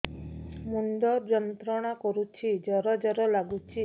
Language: Odia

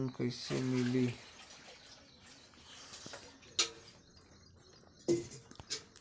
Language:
Bhojpuri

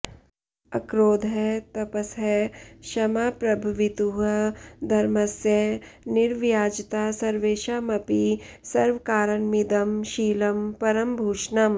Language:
Sanskrit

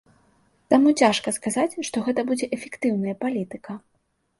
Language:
Belarusian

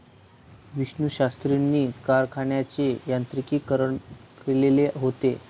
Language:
Marathi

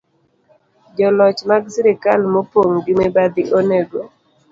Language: Luo (Kenya and Tanzania)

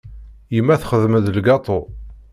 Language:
Kabyle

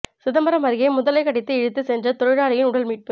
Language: Tamil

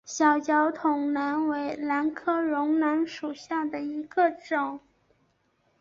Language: Chinese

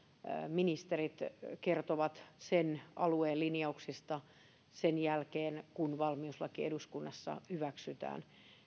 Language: Finnish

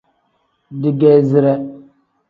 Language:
Tem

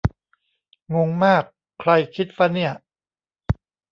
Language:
Thai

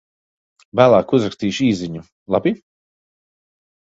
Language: Latvian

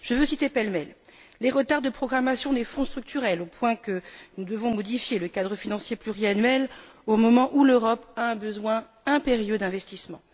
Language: French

